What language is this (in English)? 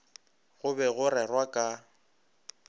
Northern Sotho